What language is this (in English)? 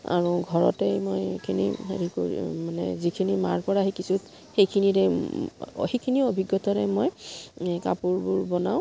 Assamese